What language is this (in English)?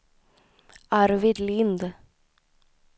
Swedish